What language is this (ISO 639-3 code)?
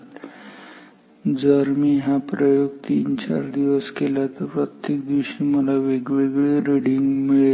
mar